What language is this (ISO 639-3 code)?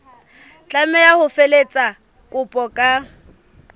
sot